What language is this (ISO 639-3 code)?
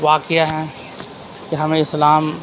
urd